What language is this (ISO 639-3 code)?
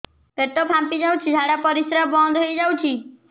ori